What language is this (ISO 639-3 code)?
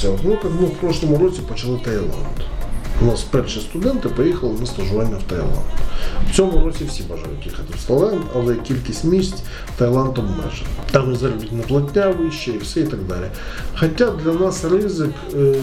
ukr